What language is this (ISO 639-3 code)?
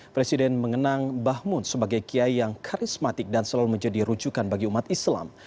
ind